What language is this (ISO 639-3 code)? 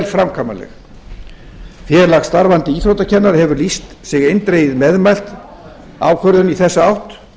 isl